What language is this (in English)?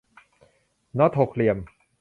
Thai